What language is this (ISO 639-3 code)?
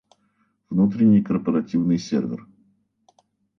rus